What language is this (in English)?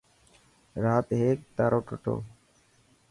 Dhatki